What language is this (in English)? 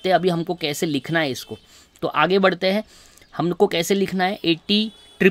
Hindi